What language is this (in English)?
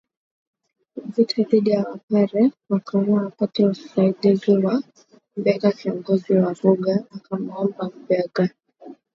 Swahili